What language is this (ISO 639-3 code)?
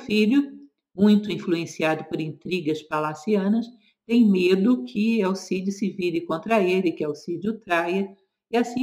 por